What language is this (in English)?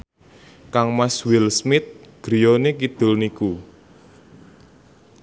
Javanese